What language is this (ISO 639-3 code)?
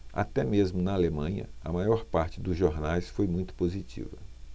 por